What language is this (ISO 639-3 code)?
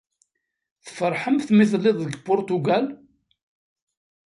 kab